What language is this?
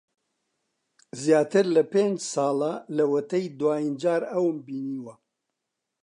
Central Kurdish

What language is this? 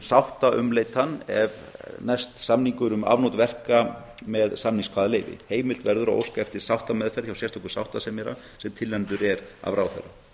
Icelandic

